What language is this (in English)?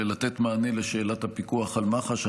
Hebrew